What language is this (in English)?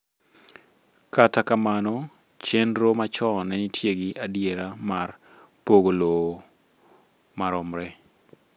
Luo (Kenya and Tanzania)